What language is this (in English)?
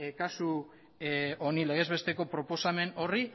Basque